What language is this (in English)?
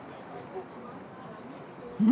Japanese